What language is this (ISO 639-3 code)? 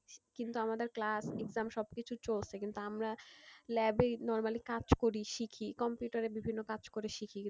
ben